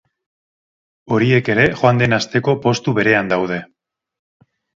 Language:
Basque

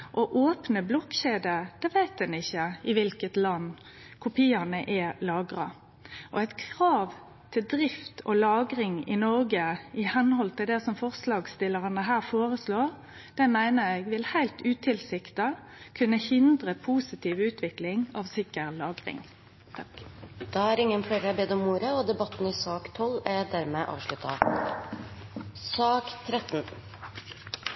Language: Norwegian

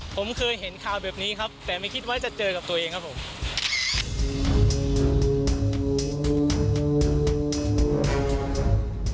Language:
Thai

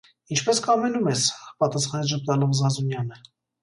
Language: Armenian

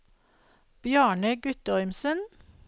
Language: Norwegian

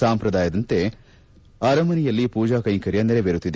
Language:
Kannada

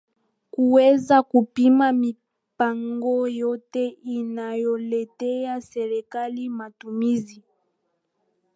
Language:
Swahili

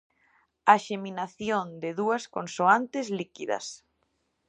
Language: Galician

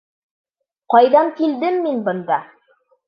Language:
Bashkir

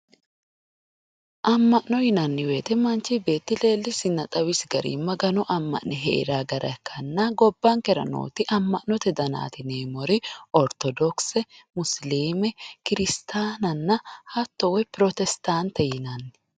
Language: Sidamo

